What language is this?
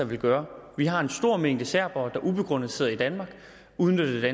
Danish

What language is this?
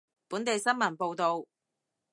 Cantonese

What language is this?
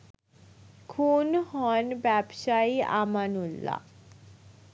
Bangla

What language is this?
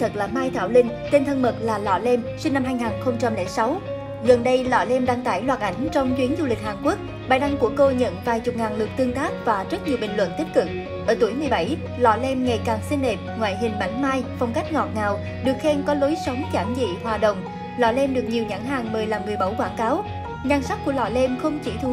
Vietnamese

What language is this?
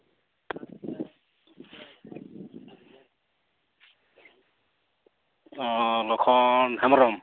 Santali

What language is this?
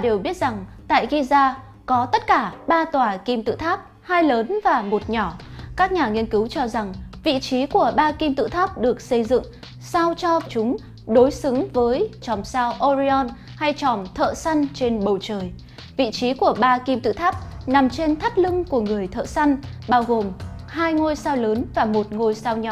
Vietnamese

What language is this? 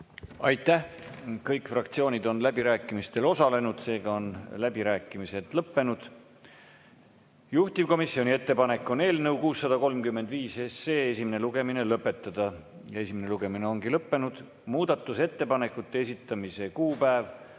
Estonian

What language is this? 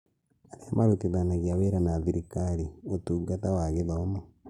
Kikuyu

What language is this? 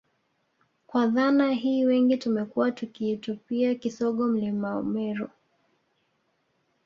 Swahili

